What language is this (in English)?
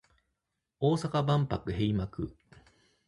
Japanese